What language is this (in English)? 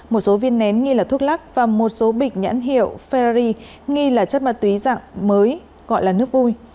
Vietnamese